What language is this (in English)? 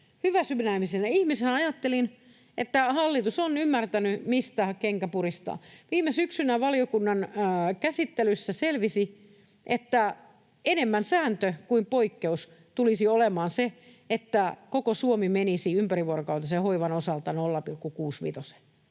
Finnish